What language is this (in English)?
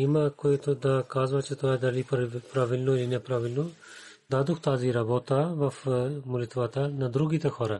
Bulgarian